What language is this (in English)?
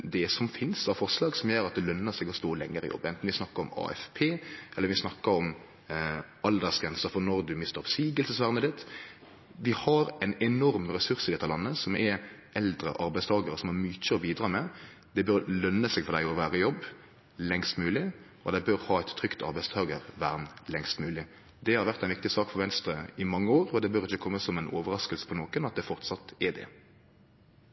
Norwegian Nynorsk